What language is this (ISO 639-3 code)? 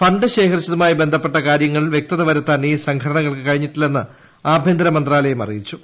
mal